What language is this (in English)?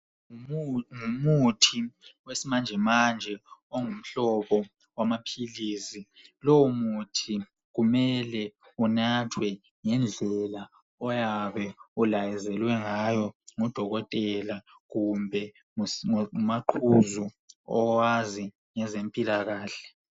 North Ndebele